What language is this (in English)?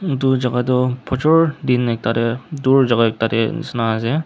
Naga Pidgin